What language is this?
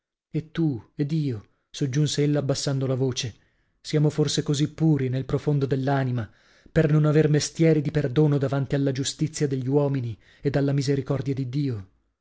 Italian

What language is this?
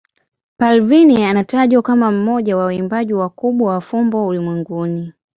Swahili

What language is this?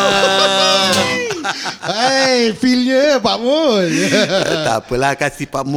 Malay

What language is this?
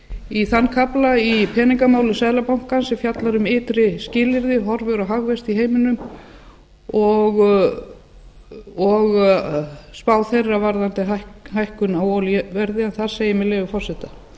Icelandic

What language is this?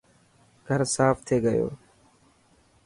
Dhatki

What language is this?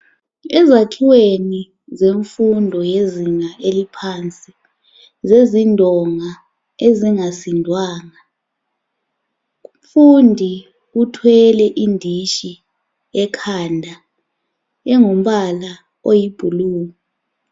North Ndebele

